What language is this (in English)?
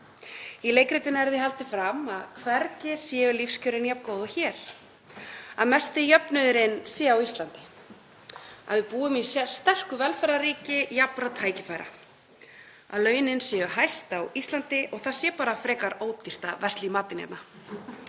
Icelandic